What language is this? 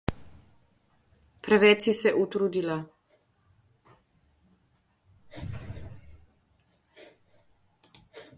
Slovenian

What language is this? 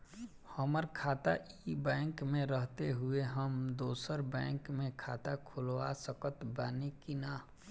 Bhojpuri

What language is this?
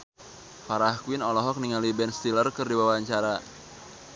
Sundanese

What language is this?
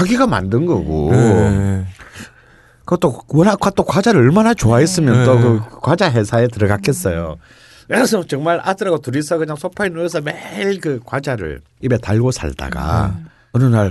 Korean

